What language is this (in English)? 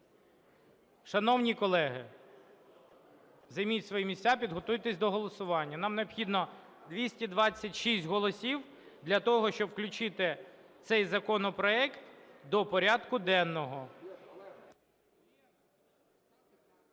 Ukrainian